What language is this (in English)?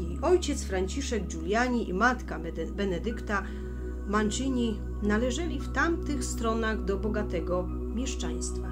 Polish